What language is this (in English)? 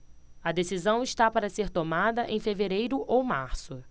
Portuguese